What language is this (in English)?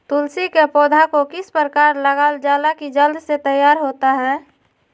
Magahi